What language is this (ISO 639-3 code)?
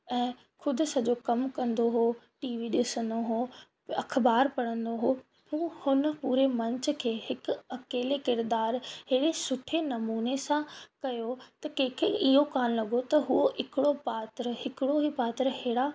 snd